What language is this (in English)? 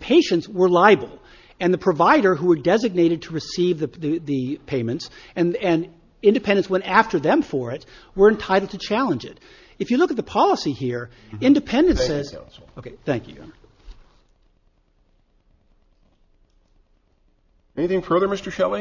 English